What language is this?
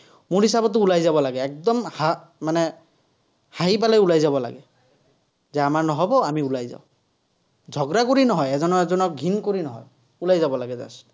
Assamese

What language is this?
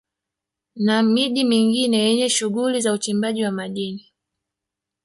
Swahili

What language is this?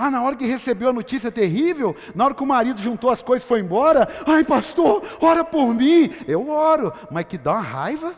Portuguese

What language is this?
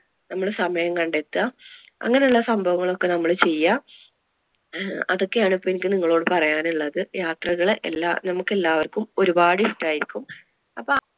Malayalam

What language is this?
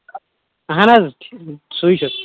Kashmiri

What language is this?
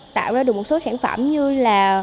Vietnamese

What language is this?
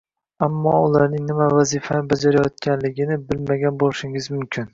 Uzbek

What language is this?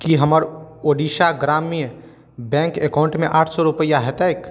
Maithili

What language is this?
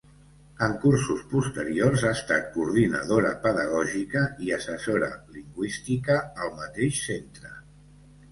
Catalan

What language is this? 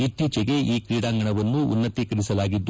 Kannada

